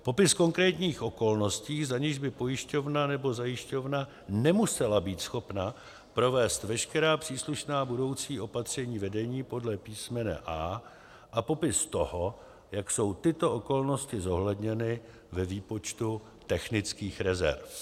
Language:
Czech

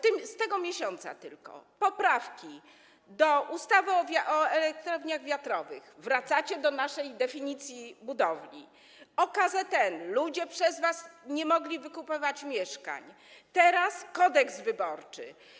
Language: Polish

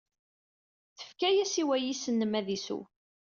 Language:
Kabyle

